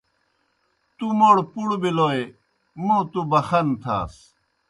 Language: Kohistani Shina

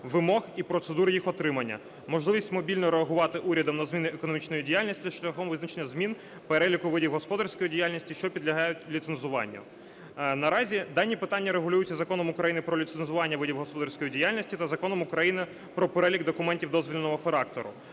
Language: Ukrainian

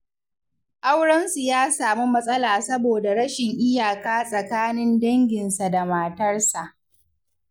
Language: Hausa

